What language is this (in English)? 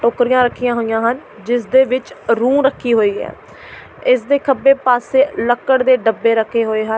Punjabi